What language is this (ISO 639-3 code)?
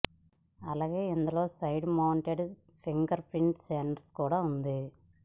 tel